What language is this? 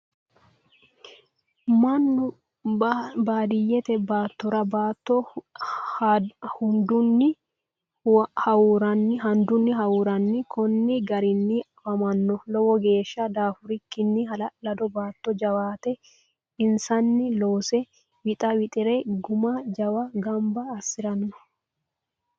Sidamo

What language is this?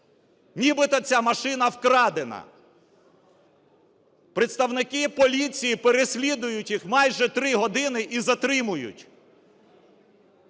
Ukrainian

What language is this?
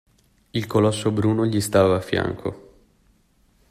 Italian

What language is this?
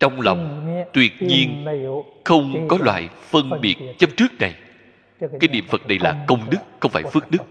Vietnamese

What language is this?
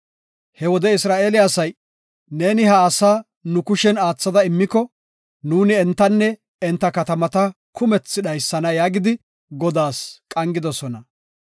Gofa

